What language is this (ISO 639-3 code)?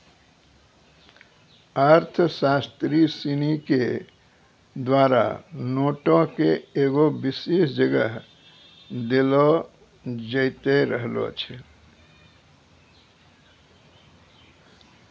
mai